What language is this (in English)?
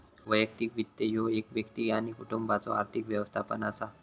Marathi